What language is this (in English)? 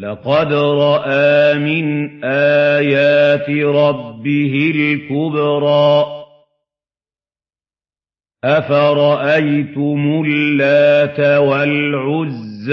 Arabic